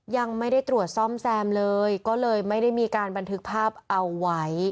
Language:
Thai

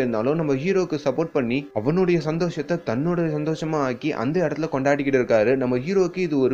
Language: Tamil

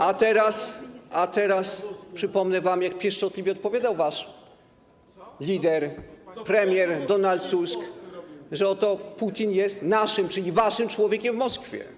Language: Polish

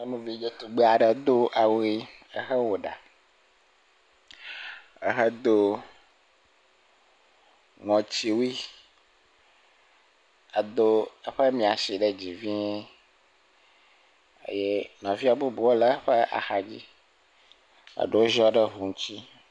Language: Ewe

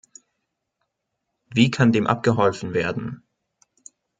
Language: German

